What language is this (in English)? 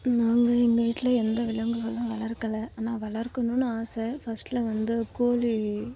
Tamil